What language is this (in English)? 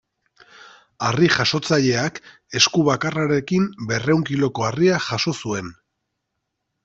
Basque